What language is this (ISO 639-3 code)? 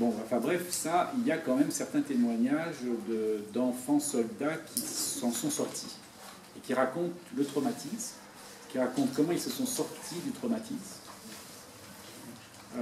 fra